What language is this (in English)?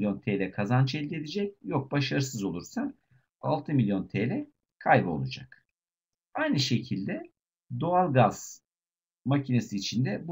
Turkish